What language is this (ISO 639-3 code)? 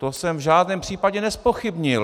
ces